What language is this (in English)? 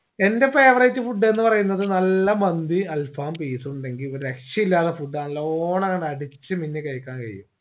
Malayalam